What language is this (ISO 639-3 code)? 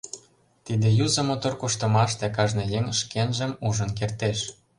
chm